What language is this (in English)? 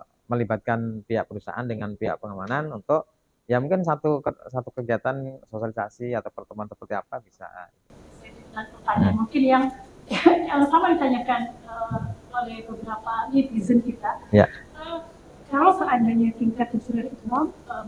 Indonesian